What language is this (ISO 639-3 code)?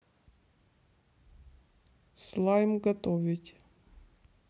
rus